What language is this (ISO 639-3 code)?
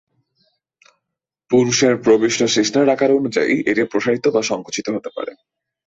ben